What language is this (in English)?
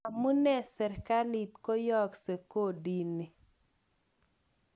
Kalenjin